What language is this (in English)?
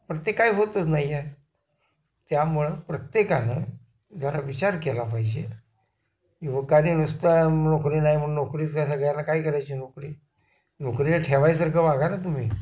Marathi